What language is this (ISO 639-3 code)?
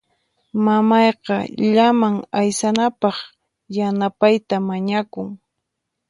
qxp